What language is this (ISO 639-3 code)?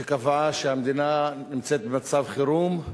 heb